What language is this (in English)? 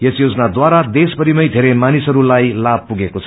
Nepali